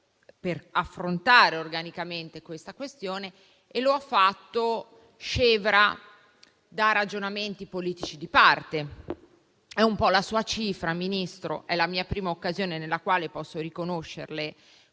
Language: Italian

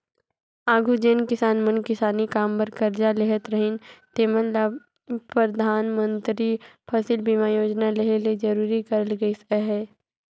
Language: Chhattisgarhi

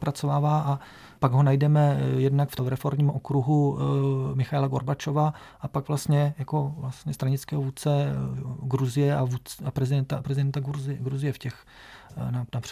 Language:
Czech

